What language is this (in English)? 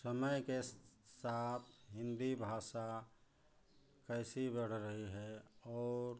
Hindi